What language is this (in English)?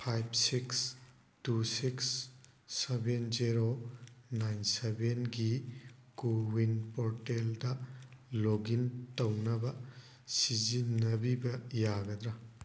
Manipuri